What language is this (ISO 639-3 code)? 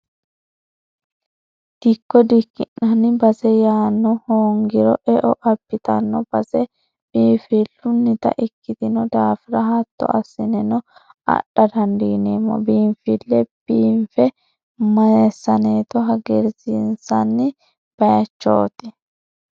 sid